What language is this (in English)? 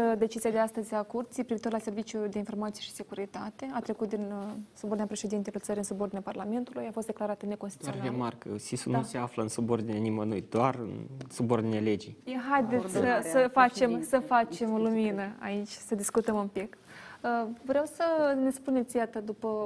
Romanian